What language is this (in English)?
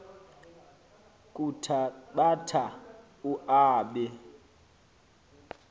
Xhosa